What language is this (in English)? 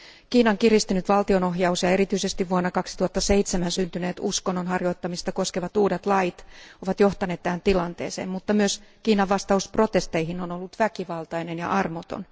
Finnish